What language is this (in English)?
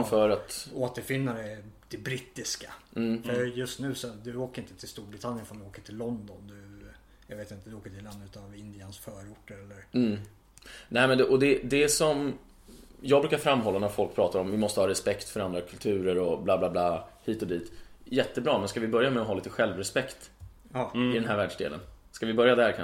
Swedish